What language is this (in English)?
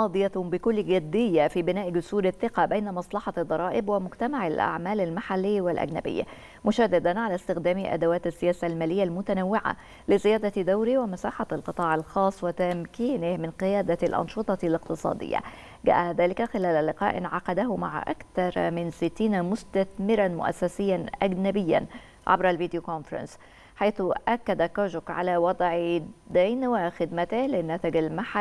Arabic